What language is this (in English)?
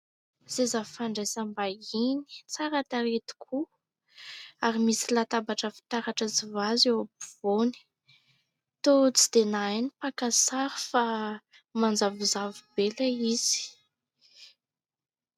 Malagasy